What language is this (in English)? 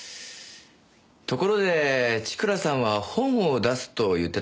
Japanese